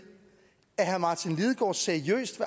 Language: Danish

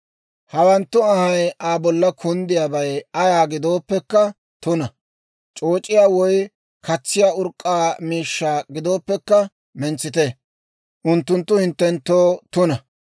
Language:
Dawro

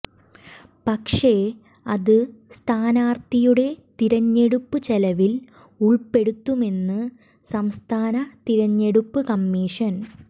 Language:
Malayalam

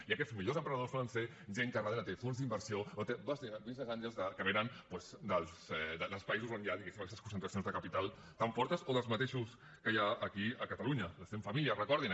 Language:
Catalan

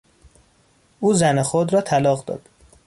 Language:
Persian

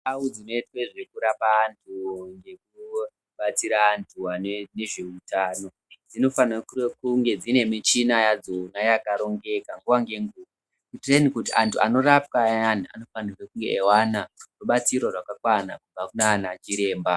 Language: Ndau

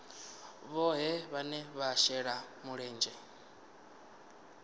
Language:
Venda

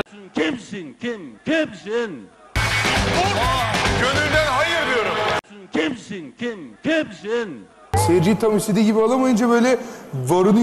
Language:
Turkish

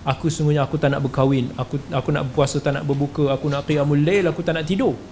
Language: Malay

